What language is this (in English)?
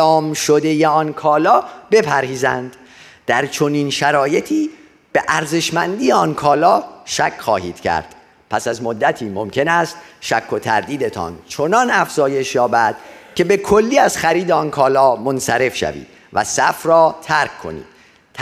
Persian